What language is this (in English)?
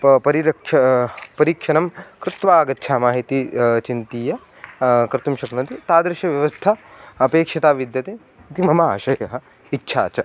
Sanskrit